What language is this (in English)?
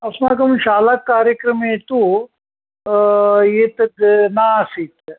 Sanskrit